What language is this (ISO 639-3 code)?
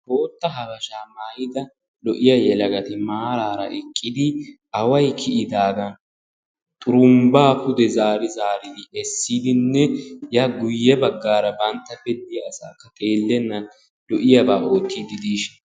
wal